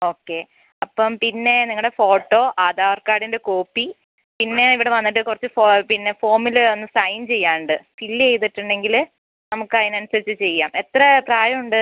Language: Malayalam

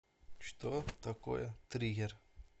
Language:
Russian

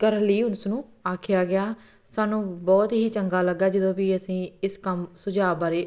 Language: Punjabi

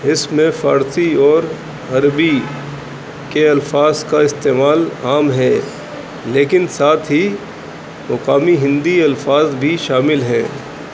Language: Urdu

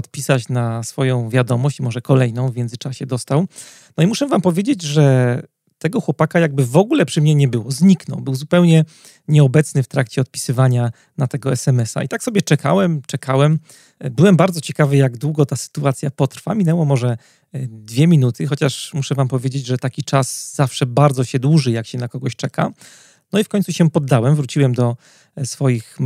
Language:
Polish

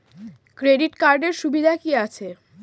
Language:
Bangla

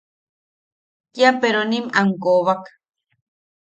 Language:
Yaqui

